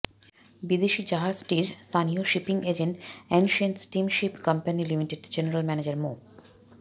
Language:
Bangla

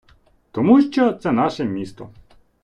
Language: Ukrainian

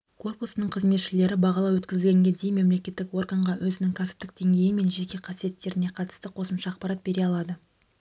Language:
Kazakh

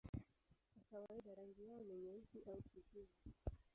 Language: Swahili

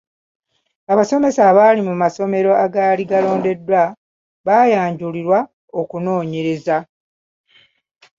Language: Ganda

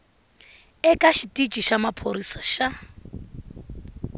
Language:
Tsonga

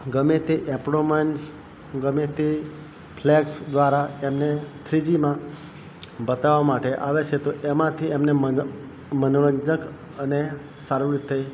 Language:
Gujarati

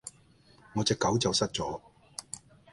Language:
Cantonese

